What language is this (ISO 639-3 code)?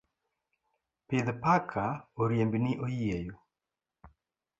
luo